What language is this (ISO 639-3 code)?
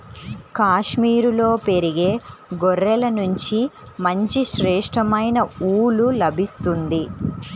tel